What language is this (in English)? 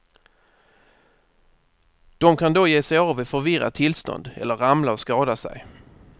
Swedish